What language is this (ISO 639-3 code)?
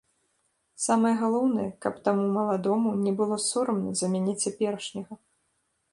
bel